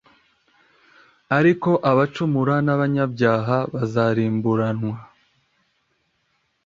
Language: Kinyarwanda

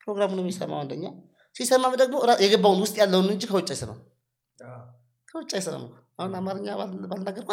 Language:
Amharic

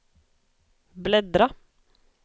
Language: Swedish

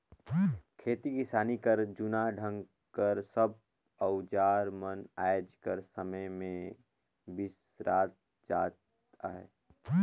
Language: Chhattisgarhi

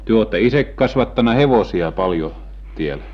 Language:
Finnish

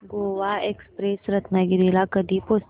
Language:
Marathi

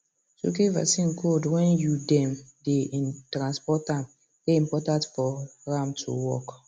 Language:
Nigerian Pidgin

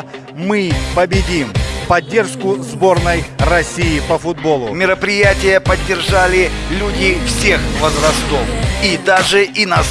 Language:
Russian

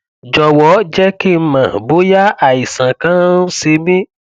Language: Yoruba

